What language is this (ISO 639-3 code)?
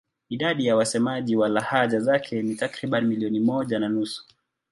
swa